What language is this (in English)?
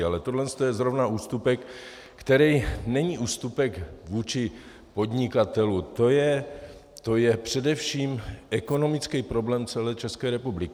Czech